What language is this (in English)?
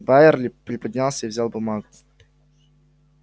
Russian